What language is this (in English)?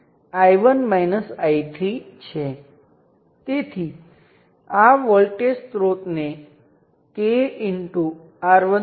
Gujarati